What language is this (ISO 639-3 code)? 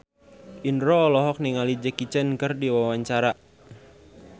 sun